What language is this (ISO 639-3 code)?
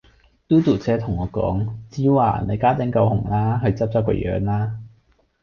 yue